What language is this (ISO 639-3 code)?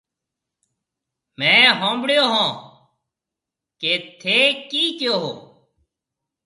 mve